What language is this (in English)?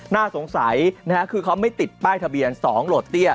Thai